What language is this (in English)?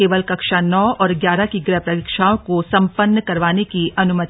Hindi